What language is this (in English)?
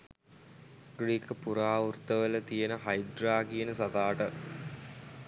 Sinhala